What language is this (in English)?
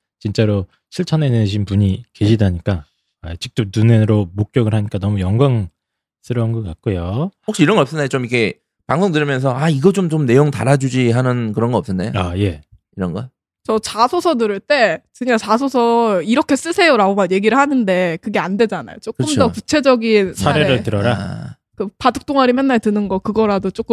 Korean